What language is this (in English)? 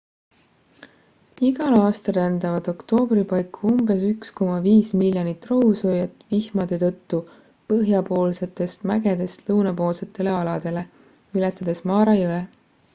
Estonian